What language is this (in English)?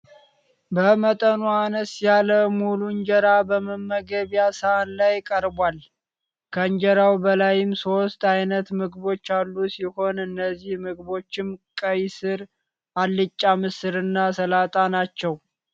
Amharic